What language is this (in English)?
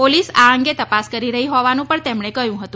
Gujarati